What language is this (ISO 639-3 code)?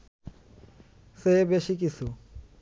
ben